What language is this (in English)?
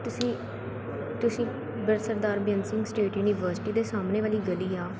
Punjabi